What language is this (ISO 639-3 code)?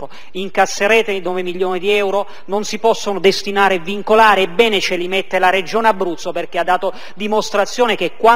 ita